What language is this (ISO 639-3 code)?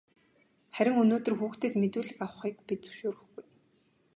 mon